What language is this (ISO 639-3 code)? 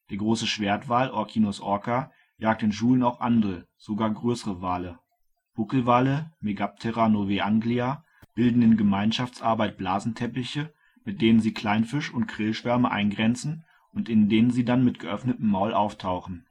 deu